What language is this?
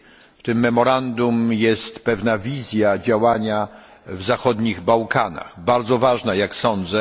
Polish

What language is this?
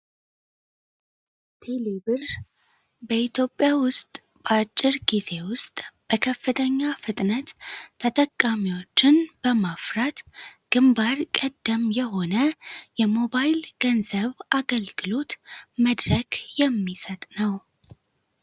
Amharic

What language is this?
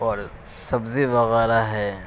Urdu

